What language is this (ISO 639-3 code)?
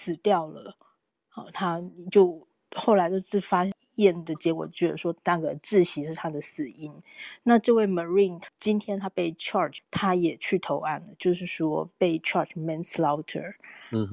zho